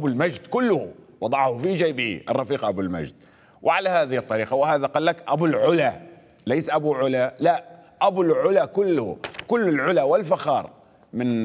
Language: Arabic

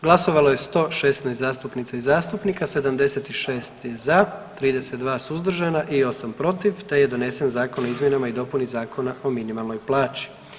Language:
Croatian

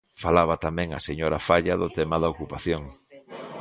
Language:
Galician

